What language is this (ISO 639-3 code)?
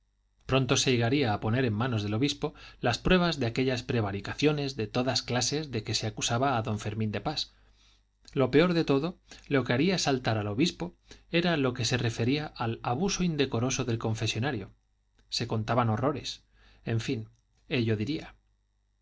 spa